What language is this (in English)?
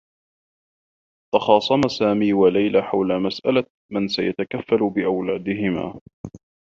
Arabic